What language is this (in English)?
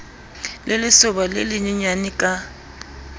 Southern Sotho